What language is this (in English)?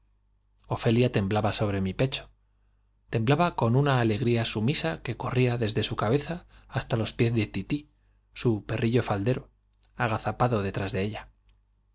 Spanish